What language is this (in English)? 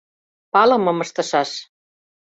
Mari